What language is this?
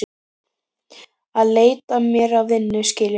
Icelandic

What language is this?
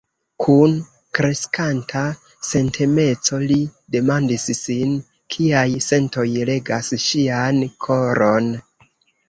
Esperanto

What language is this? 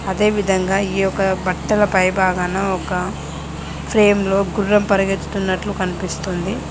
Telugu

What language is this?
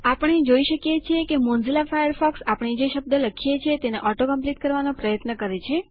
Gujarati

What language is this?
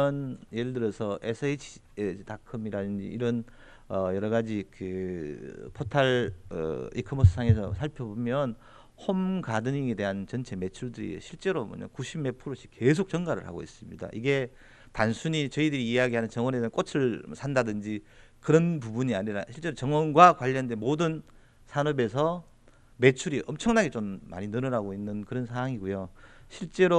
Korean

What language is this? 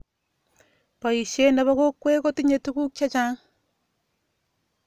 Kalenjin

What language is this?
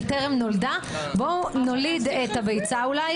Hebrew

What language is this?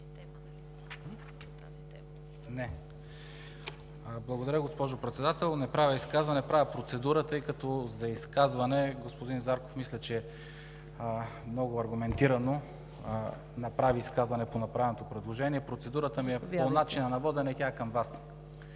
Bulgarian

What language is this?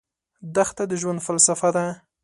Pashto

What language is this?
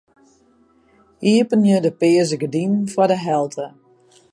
Western Frisian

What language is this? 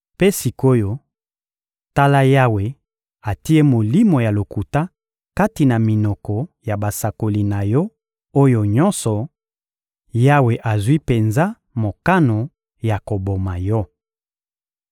Lingala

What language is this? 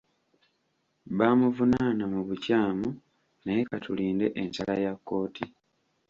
Ganda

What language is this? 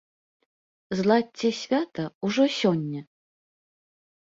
Belarusian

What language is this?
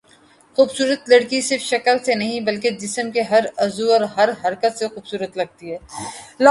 Urdu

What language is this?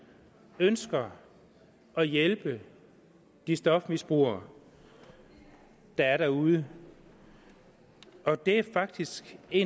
Danish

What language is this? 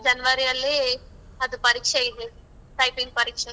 Kannada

